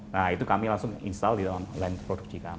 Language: Indonesian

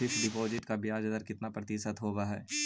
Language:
Magahi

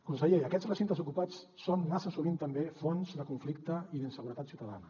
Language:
Catalan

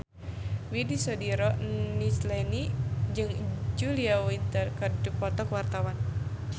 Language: Sundanese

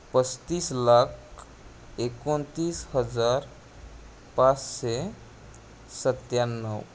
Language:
Marathi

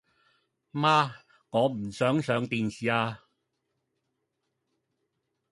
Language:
Cantonese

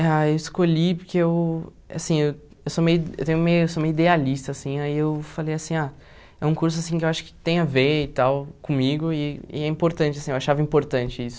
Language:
Portuguese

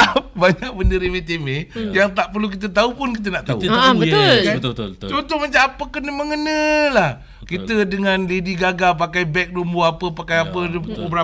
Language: Malay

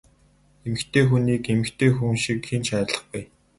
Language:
Mongolian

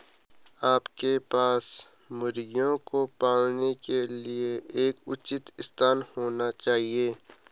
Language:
Hindi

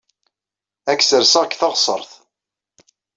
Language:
Kabyle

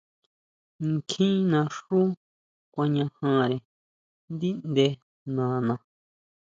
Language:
Huautla Mazatec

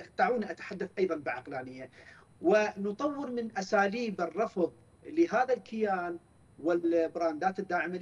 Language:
Arabic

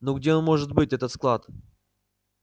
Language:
Russian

